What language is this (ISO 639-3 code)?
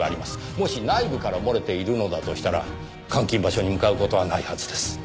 jpn